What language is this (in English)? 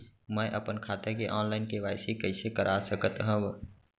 Chhattisgarhi